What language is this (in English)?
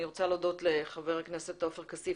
Hebrew